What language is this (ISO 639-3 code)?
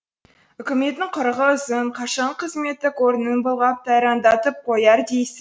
kaz